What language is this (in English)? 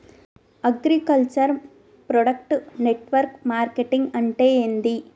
Telugu